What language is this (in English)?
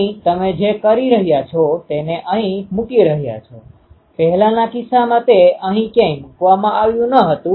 Gujarati